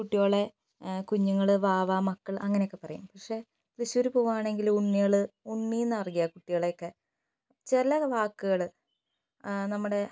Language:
Malayalam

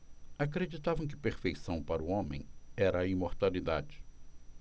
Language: Portuguese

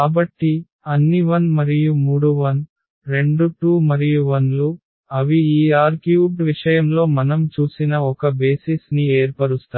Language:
Telugu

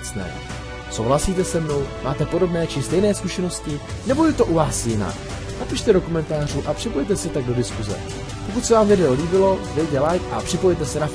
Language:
Czech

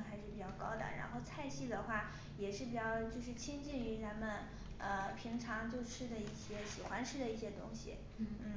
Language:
Chinese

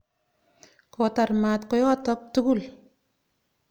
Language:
Kalenjin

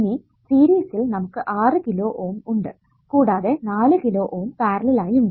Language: Malayalam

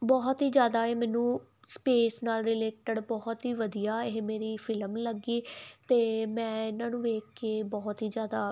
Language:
Punjabi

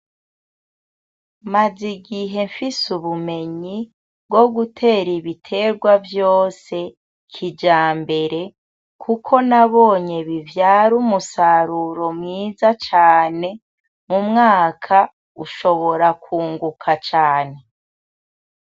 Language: Rundi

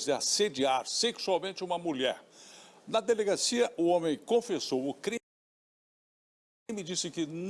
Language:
Portuguese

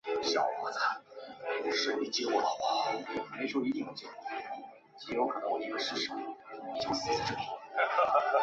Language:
Chinese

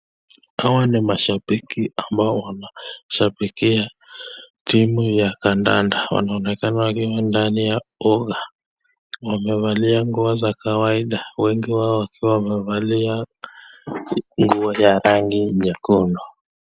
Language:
Swahili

